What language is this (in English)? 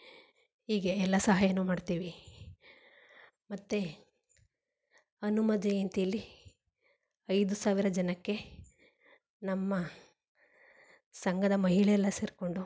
Kannada